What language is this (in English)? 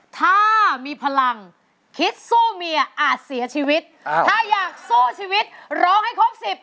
Thai